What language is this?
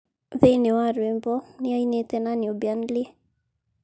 Kikuyu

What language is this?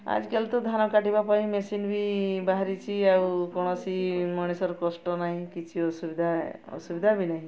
Odia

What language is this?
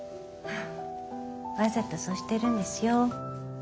Japanese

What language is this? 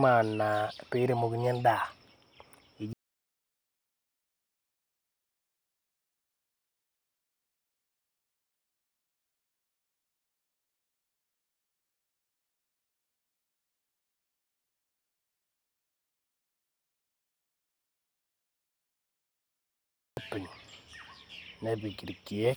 Masai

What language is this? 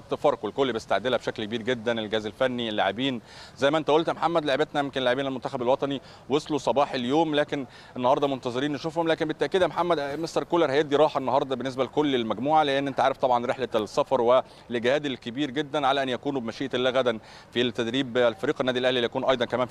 Arabic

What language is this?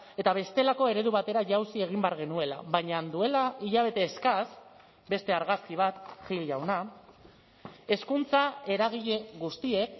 Basque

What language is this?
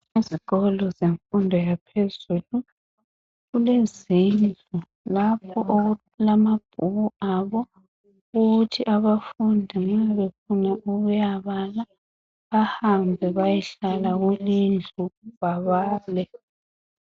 North Ndebele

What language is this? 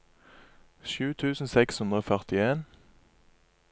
Norwegian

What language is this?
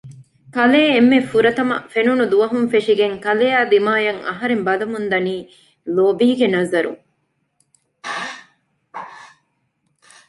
Divehi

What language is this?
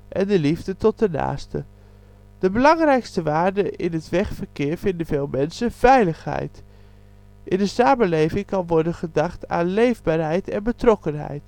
Dutch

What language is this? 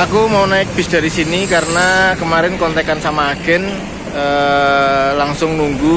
Indonesian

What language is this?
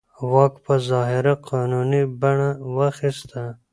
Pashto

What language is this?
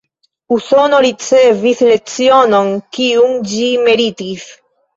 Esperanto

